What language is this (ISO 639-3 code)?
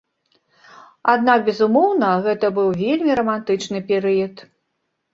bel